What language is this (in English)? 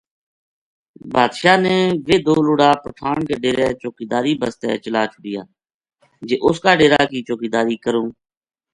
Gujari